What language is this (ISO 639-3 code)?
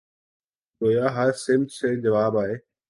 urd